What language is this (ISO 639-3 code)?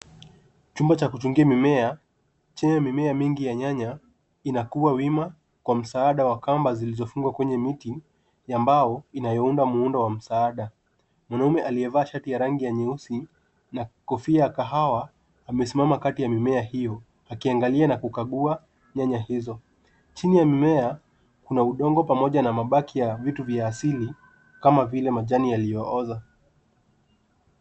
swa